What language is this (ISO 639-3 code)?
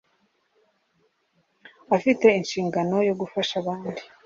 kin